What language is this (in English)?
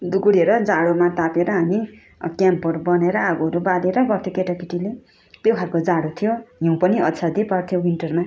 Nepali